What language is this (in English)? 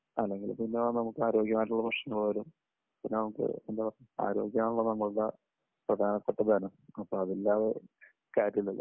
Malayalam